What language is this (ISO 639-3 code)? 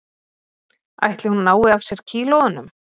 isl